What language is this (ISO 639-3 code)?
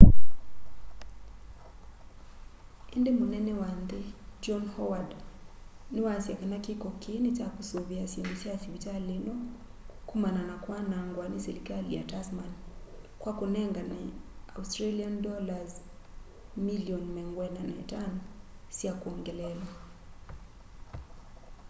kam